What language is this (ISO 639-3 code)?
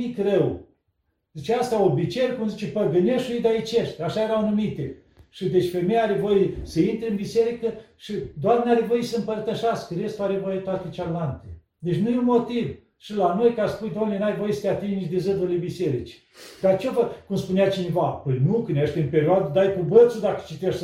ron